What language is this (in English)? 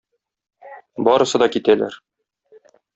Tatar